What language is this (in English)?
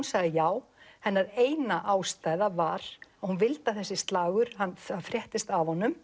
Icelandic